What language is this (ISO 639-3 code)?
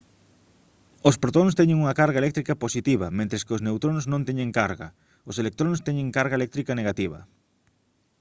glg